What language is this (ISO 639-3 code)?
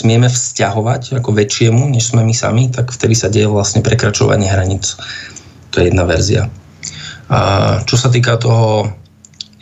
slk